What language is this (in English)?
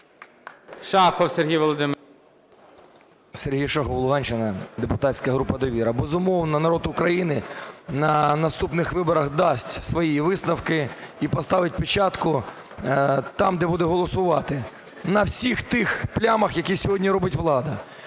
Ukrainian